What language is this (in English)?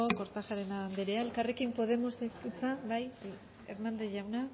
Basque